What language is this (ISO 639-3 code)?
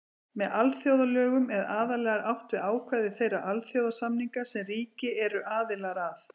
isl